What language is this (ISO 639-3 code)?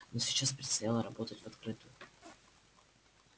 rus